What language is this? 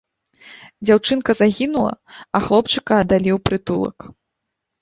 Belarusian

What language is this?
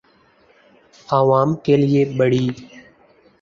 Urdu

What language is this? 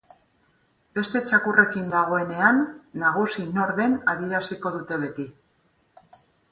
Basque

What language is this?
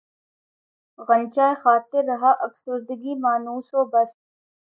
Urdu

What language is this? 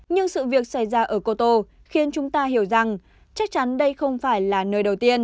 Vietnamese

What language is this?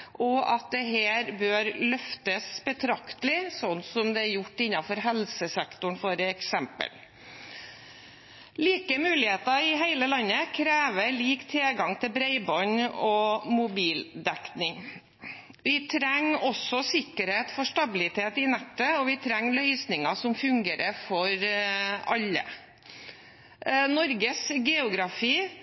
Norwegian Bokmål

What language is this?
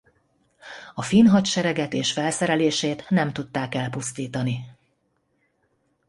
Hungarian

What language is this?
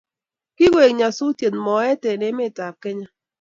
Kalenjin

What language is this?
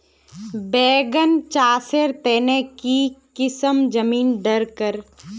Magahi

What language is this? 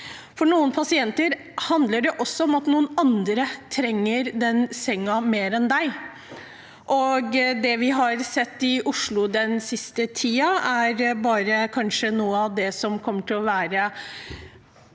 Norwegian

